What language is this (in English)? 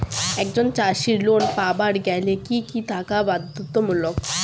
Bangla